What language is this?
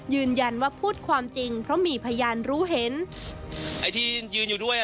Thai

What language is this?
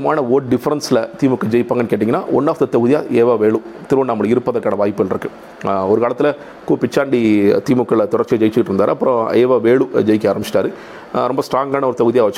Tamil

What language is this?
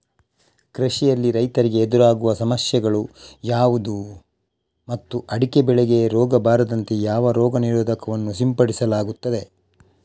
Kannada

